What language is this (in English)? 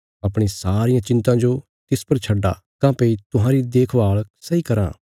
Bilaspuri